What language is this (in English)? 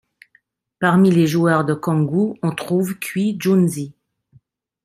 French